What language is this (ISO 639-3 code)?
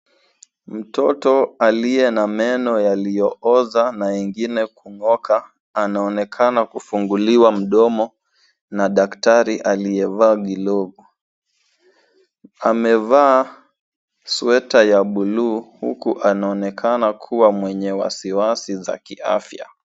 swa